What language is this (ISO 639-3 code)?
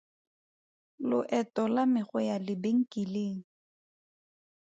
tsn